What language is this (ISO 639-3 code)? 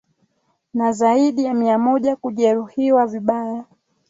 swa